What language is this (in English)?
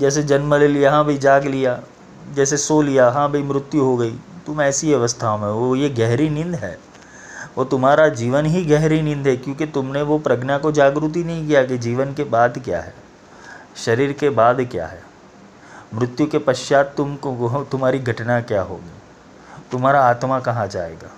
Hindi